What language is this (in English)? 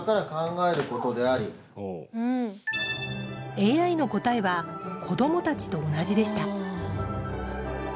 Japanese